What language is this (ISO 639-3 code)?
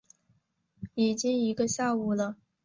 zho